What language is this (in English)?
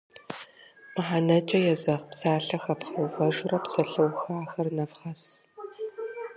Kabardian